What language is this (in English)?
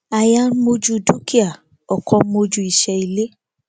Yoruba